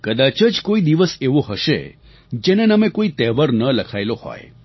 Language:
Gujarati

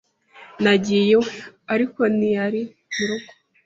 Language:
Kinyarwanda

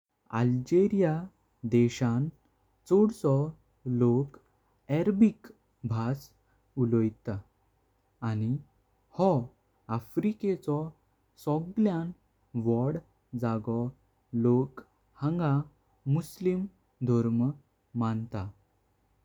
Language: Konkani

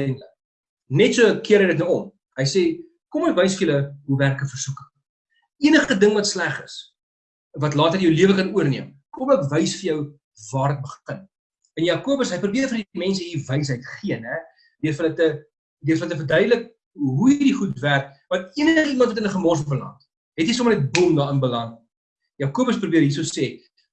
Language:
Dutch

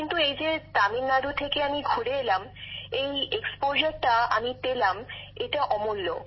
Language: Bangla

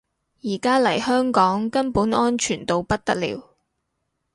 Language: Cantonese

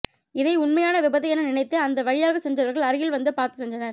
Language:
Tamil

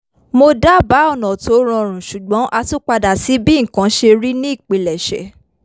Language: Yoruba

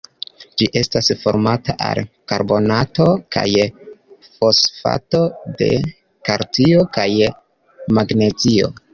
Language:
Esperanto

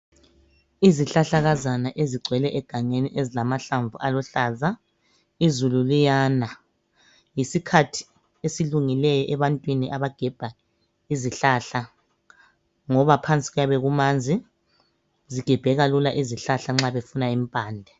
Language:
North Ndebele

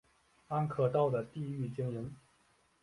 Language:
Chinese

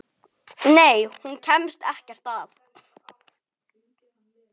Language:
Icelandic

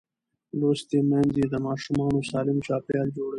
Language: Pashto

